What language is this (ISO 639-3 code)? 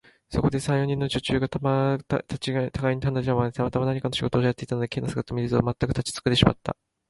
jpn